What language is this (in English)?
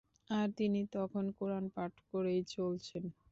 Bangla